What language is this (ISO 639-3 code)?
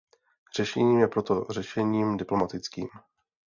ces